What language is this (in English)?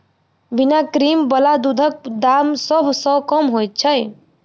Maithili